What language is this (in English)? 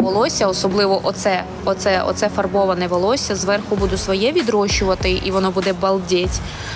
Ukrainian